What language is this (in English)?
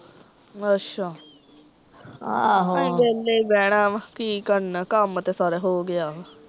Punjabi